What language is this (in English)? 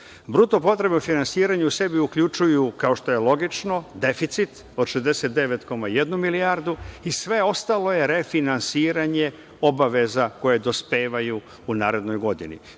Serbian